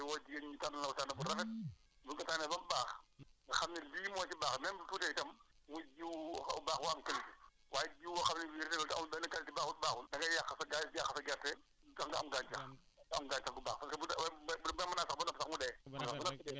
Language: Wolof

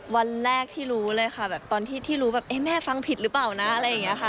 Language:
Thai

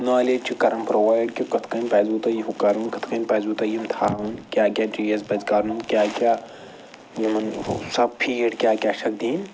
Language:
Kashmiri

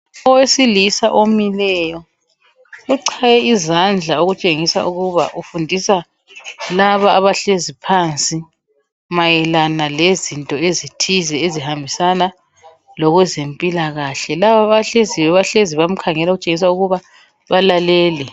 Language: North Ndebele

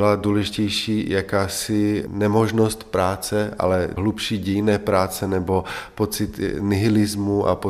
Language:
Czech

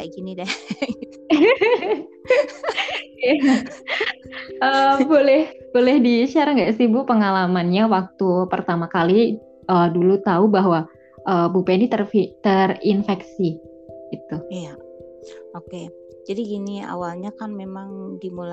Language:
Indonesian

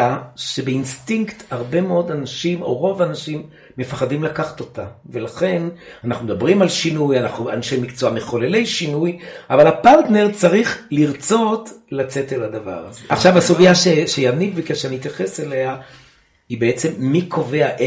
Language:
Hebrew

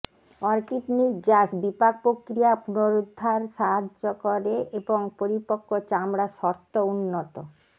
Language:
Bangla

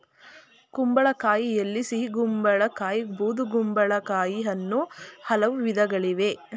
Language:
Kannada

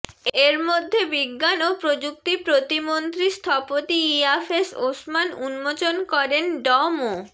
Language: Bangla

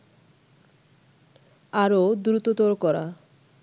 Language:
Bangla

